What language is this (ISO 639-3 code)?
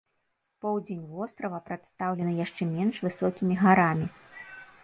bel